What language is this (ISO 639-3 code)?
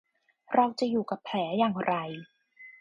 tha